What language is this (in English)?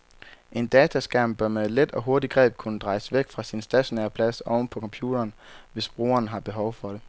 Danish